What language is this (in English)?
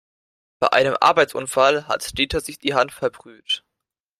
German